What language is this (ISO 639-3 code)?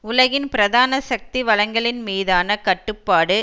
tam